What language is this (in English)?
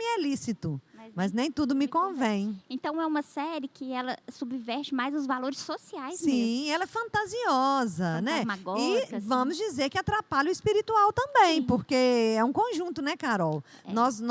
Portuguese